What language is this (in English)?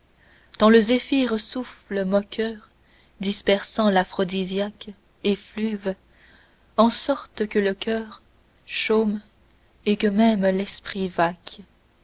French